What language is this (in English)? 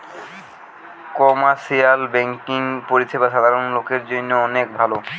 Bangla